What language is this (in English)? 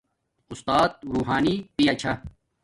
Domaaki